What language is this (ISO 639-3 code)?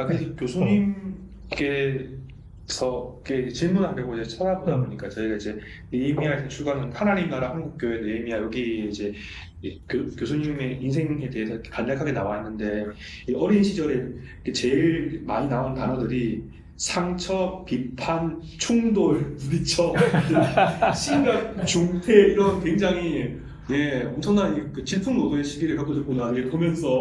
kor